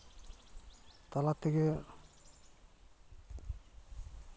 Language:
Santali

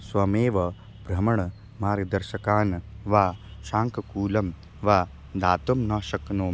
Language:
Sanskrit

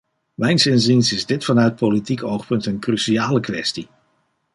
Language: Dutch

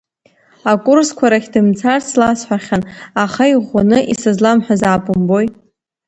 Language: Abkhazian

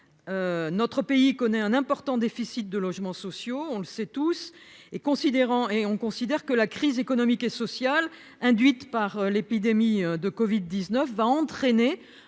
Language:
French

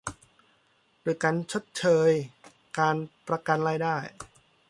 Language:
Thai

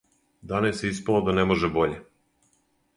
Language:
Serbian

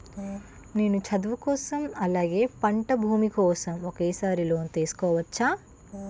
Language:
Telugu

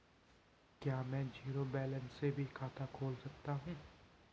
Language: Hindi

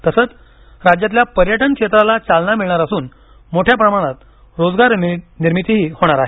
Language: Marathi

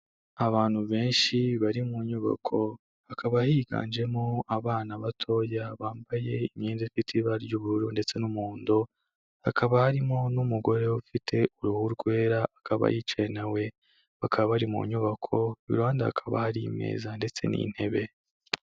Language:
Kinyarwanda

